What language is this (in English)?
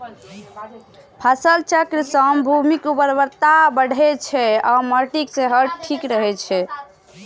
Maithili